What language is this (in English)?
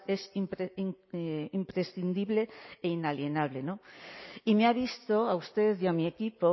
Spanish